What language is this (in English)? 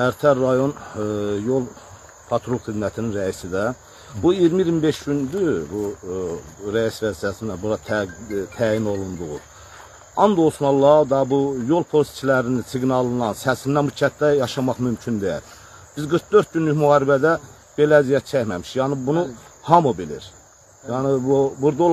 Turkish